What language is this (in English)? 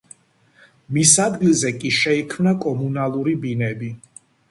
Georgian